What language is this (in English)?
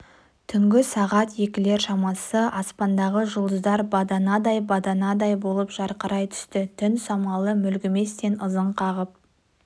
Kazakh